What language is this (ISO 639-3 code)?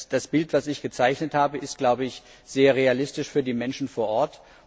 deu